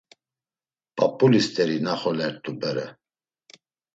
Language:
Laz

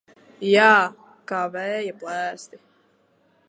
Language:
Latvian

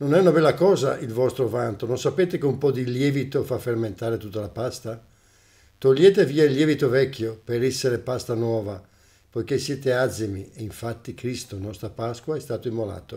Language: Italian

